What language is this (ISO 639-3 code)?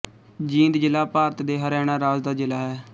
pan